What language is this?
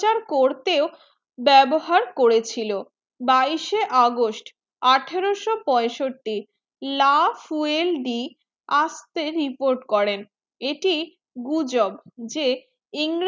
Bangla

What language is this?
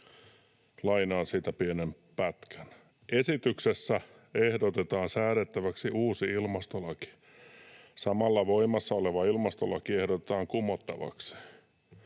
Finnish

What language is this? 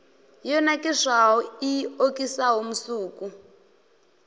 Venda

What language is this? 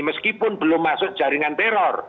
Indonesian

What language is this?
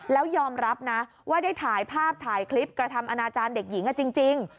Thai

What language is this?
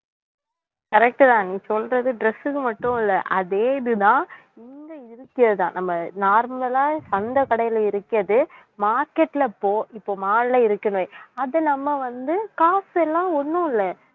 Tamil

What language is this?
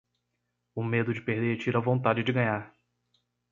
Portuguese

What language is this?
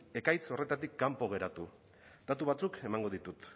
Basque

